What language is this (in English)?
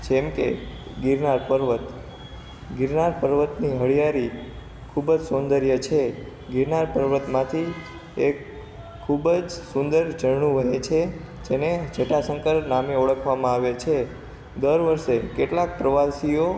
Gujarati